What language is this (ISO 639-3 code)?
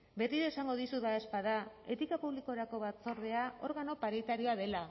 eus